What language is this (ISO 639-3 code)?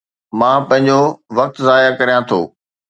snd